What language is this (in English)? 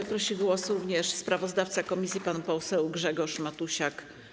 Polish